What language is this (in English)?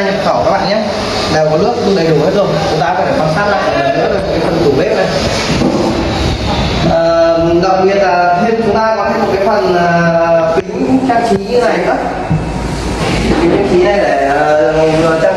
Vietnamese